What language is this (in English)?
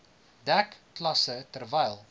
Afrikaans